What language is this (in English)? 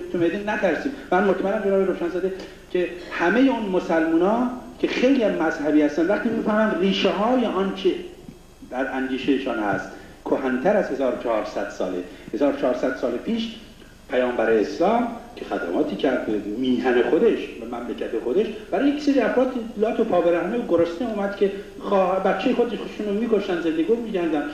Persian